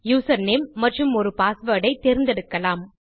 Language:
Tamil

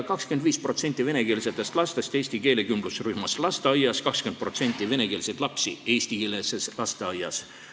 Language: Estonian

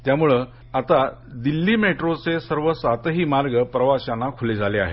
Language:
Marathi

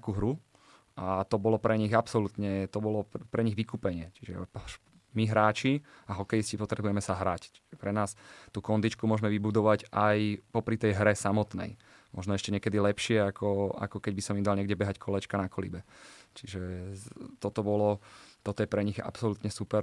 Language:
Slovak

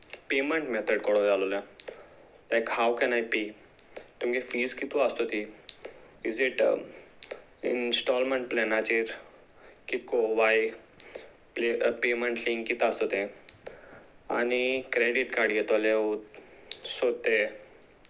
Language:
Konkani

